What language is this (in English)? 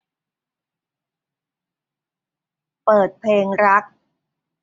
Thai